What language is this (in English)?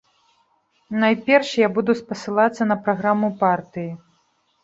Belarusian